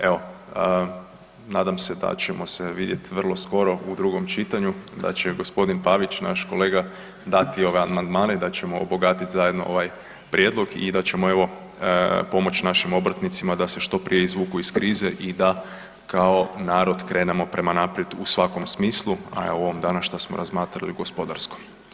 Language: Croatian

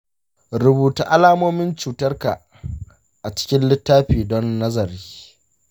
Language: Hausa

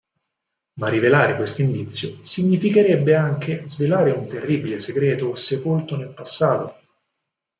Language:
Italian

